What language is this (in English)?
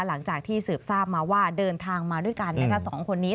Thai